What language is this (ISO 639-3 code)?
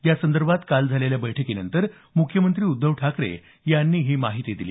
mar